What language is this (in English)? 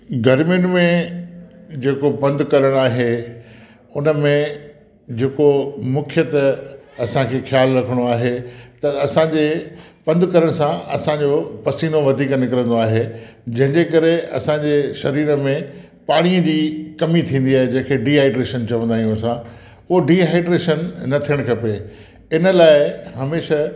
Sindhi